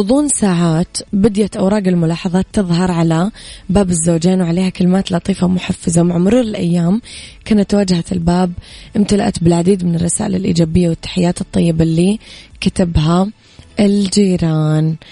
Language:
Arabic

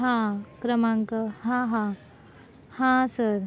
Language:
Marathi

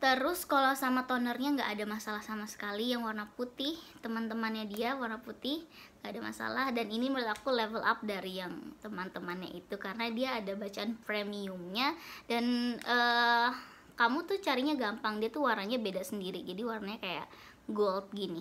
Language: Indonesian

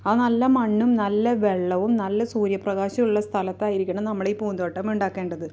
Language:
Malayalam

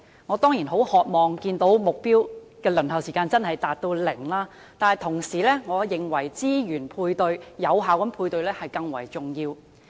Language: Cantonese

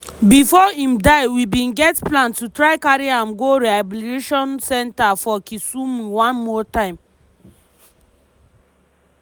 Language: Nigerian Pidgin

